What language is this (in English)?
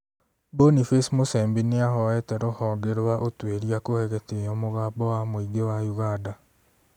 Kikuyu